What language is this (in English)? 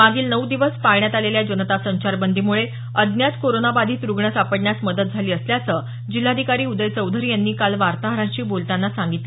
Marathi